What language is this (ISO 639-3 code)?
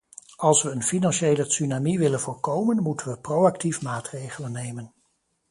nld